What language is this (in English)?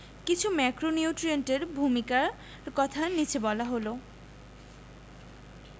Bangla